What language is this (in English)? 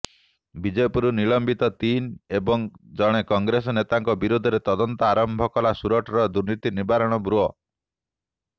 Odia